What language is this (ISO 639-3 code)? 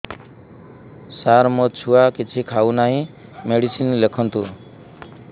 ori